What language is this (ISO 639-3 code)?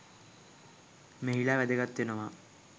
sin